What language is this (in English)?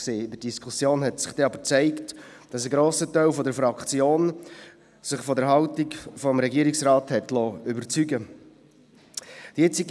Swiss German